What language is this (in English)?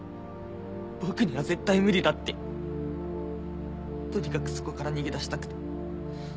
Japanese